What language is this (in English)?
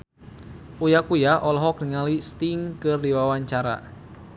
Sundanese